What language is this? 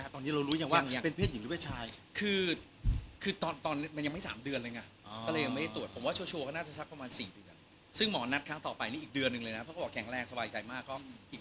Thai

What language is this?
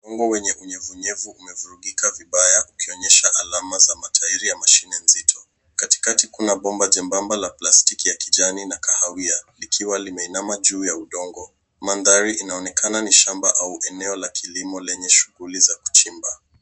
Swahili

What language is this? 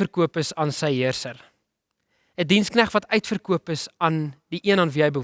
Dutch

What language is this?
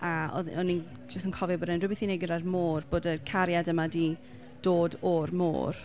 Welsh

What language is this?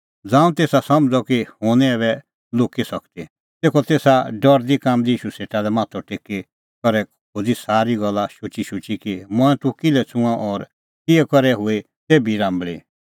Kullu Pahari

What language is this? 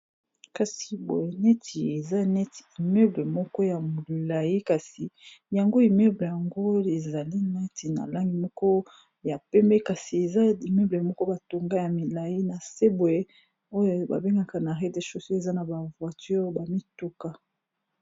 Lingala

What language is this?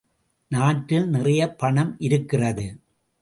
Tamil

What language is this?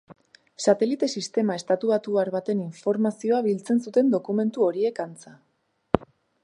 Basque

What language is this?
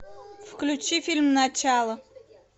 Russian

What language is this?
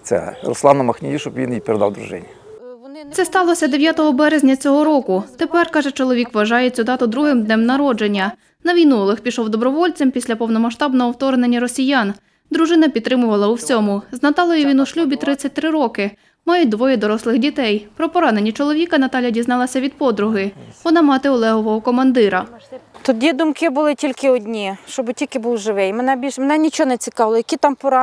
Ukrainian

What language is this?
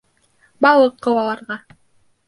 Bashkir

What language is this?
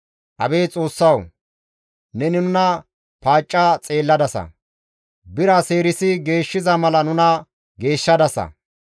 Gamo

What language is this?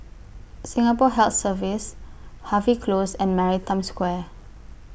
English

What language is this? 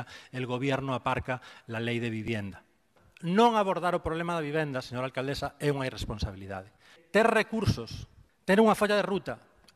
Spanish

